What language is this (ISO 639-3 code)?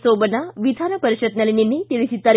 kan